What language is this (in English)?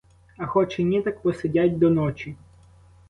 Ukrainian